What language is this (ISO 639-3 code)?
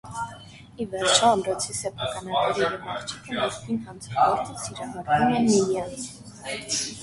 hye